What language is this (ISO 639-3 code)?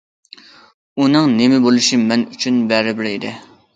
uig